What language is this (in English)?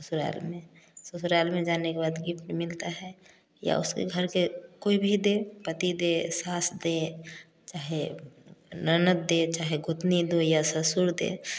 Hindi